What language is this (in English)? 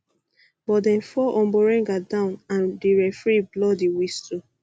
Nigerian Pidgin